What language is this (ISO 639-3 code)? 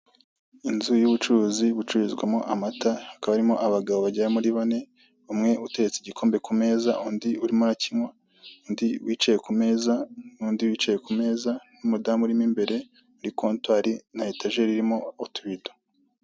kin